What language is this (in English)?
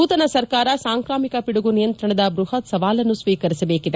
Kannada